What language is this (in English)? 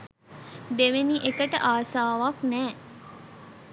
Sinhala